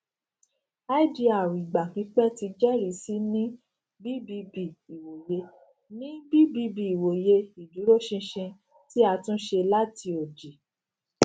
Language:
Yoruba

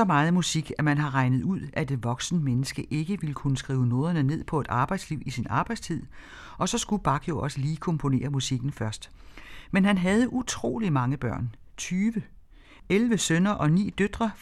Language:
Danish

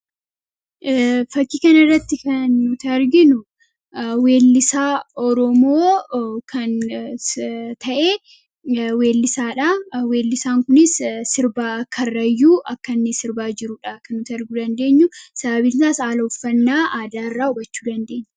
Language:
Oromo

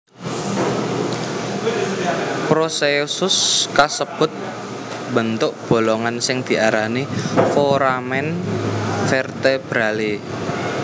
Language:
Javanese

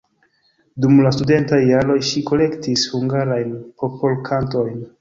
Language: Esperanto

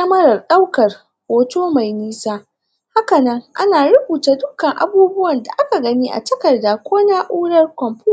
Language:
Hausa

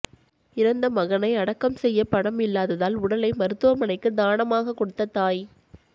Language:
Tamil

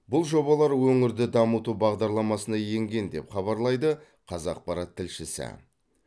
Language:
Kazakh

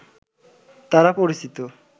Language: Bangla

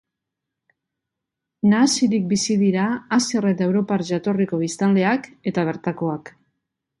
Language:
Basque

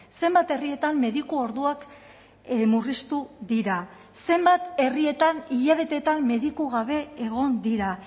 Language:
Basque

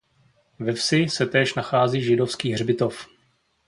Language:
Czech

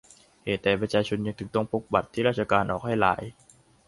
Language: Thai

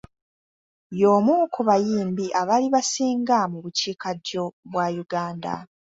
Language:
Ganda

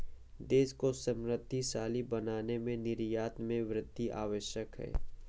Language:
Hindi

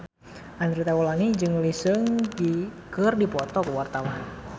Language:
Sundanese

